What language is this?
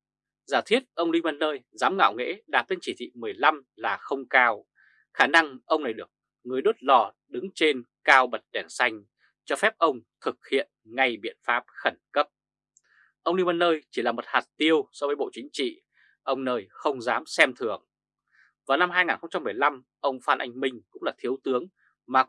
Vietnamese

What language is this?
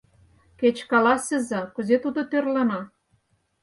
Mari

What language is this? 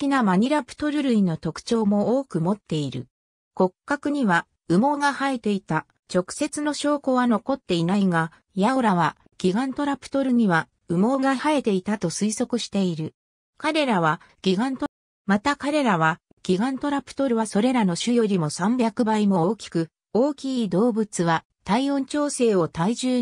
Japanese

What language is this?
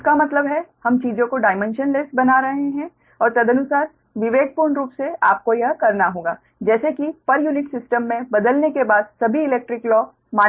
Hindi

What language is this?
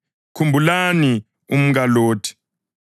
North Ndebele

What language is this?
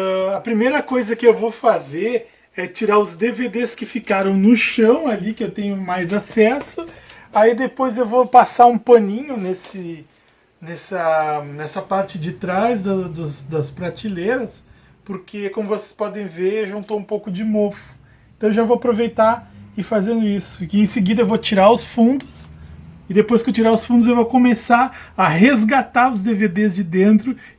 Portuguese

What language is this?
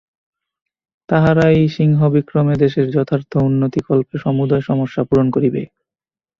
Bangla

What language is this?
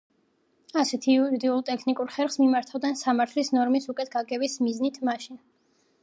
Georgian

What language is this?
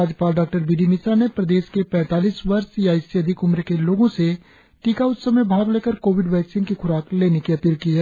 Hindi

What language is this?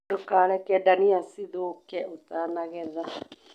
Kikuyu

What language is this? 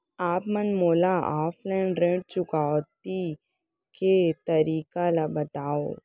Chhattisgarhi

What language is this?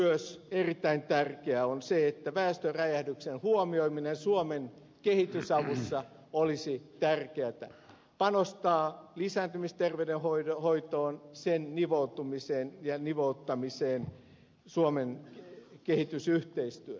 Finnish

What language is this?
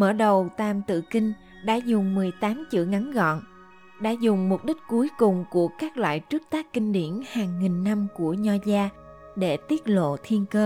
Vietnamese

